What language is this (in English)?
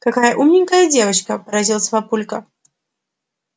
Russian